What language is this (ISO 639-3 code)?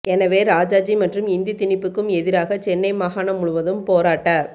tam